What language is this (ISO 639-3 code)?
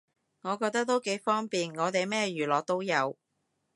yue